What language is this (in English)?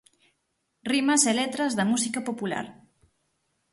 Galician